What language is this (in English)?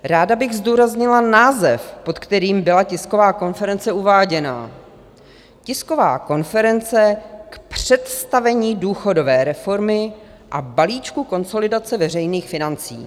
Czech